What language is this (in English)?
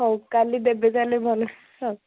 Odia